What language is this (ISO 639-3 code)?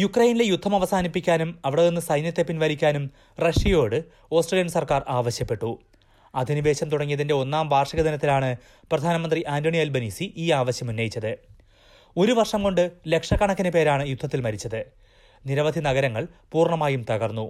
mal